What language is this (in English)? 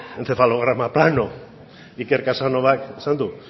Basque